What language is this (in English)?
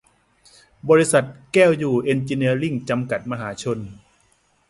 Thai